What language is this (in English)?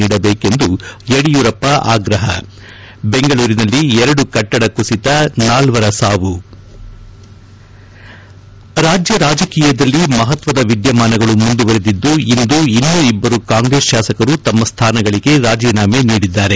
Kannada